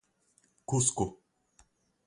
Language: Portuguese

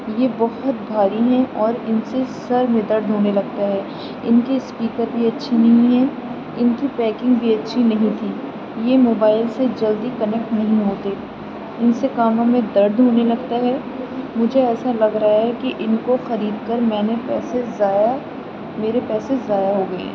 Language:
Urdu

